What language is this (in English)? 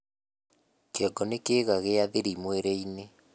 Kikuyu